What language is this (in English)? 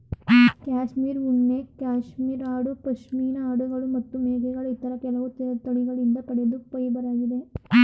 Kannada